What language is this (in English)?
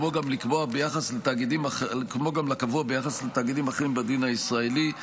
Hebrew